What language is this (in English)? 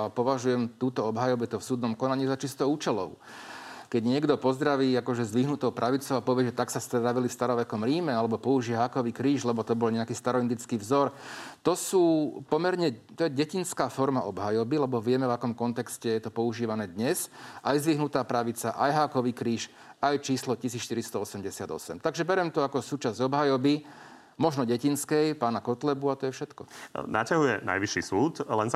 Slovak